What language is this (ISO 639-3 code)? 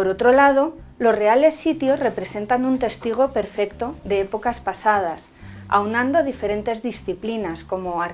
spa